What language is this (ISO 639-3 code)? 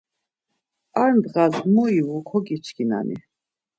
lzz